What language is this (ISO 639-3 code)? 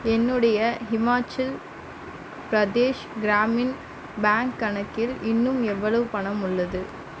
tam